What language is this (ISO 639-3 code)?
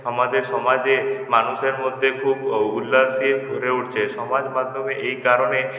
ben